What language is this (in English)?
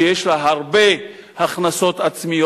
Hebrew